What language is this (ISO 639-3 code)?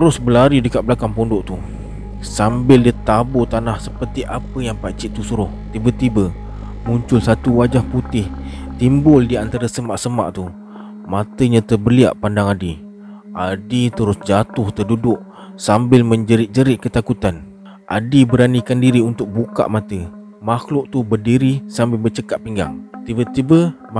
msa